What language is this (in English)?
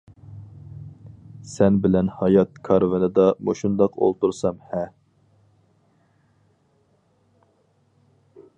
Uyghur